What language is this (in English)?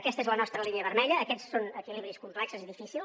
Catalan